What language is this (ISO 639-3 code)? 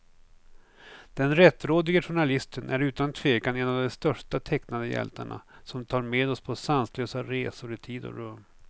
swe